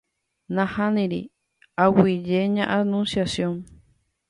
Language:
Guarani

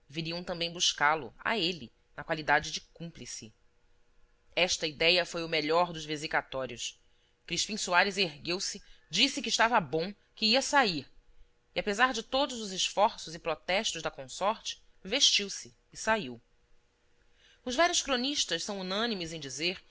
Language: Portuguese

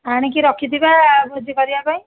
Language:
Odia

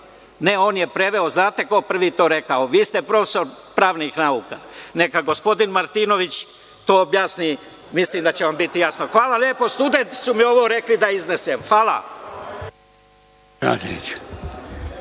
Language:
Serbian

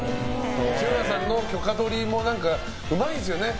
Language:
Japanese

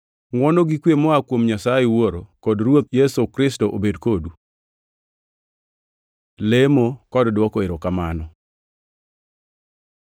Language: Luo (Kenya and Tanzania)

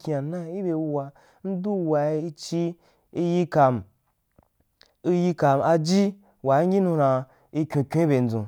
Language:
Wapan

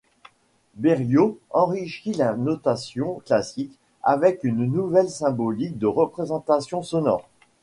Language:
French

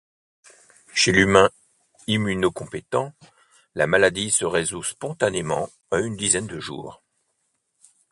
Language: French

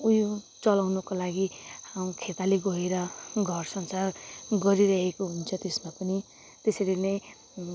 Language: Nepali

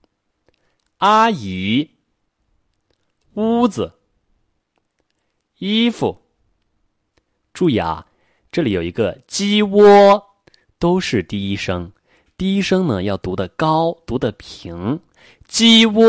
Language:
Chinese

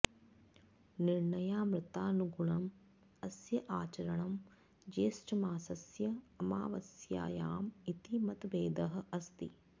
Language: Sanskrit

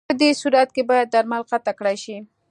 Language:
Pashto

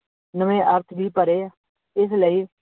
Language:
Punjabi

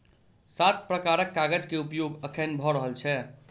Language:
Maithili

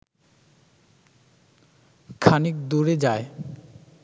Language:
Bangla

